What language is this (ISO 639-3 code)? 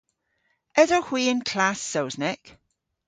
cor